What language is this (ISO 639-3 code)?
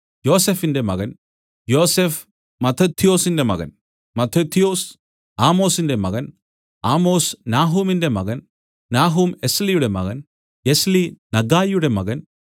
mal